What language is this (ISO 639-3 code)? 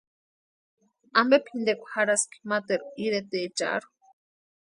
pua